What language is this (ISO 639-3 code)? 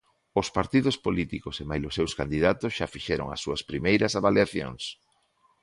glg